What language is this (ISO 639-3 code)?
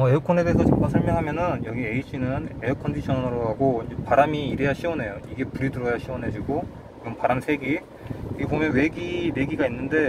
kor